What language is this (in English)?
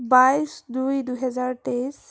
Assamese